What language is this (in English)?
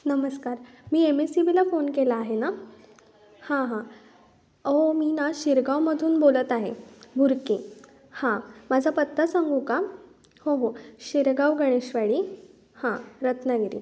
Marathi